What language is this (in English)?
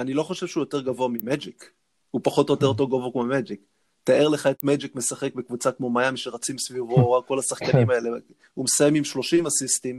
Hebrew